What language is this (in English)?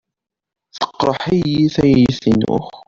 Kabyle